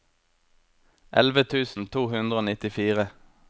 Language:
Norwegian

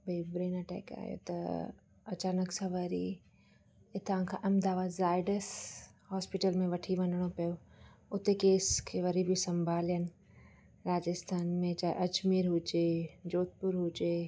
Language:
Sindhi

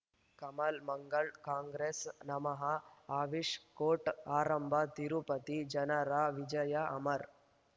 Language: Kannada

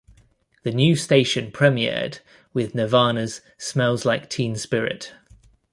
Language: English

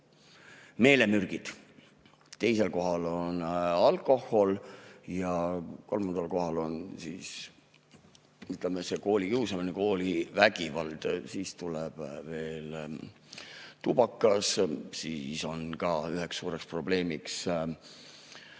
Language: Estonian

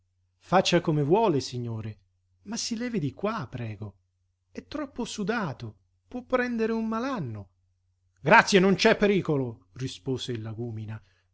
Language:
Italian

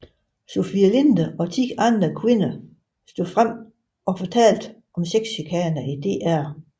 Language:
Danish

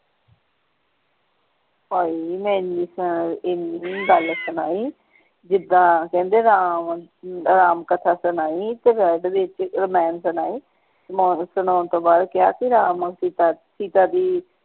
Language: Punjabi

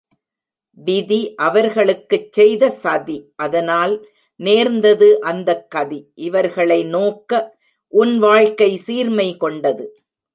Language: Tamil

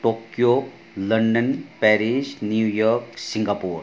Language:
Nepali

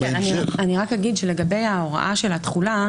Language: Hebrew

